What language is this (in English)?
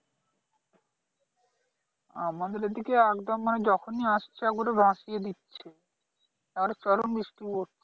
Bangla